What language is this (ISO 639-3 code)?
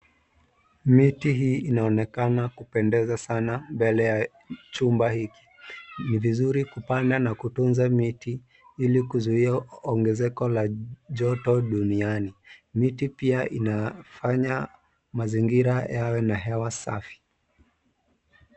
swa